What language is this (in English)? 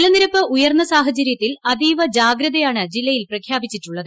Malayalam